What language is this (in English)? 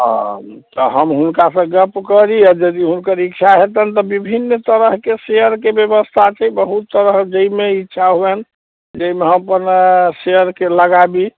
Maithili